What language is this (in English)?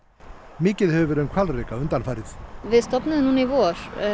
Icelandic